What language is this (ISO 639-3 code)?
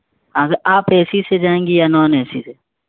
urd